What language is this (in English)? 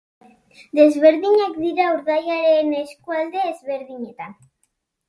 Basque